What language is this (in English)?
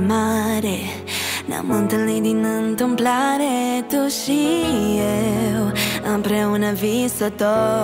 Romanian